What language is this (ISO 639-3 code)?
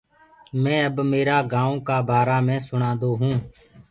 ggg